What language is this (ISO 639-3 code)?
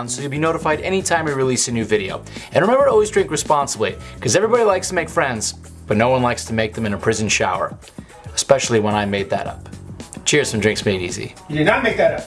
eng